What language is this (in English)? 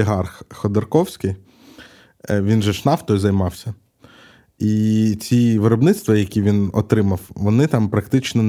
Ukrainian